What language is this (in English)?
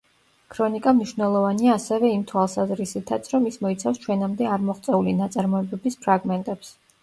Georgian